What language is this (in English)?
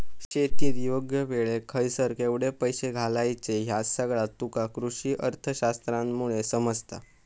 Marathi